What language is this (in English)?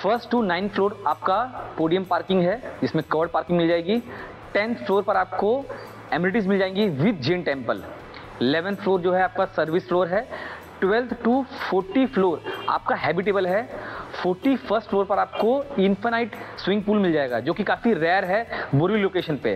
Hindi